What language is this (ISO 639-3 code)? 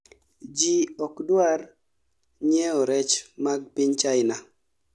luo